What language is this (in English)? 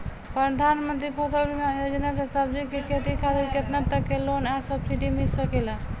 Bhojpuri